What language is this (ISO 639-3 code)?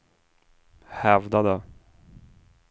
swe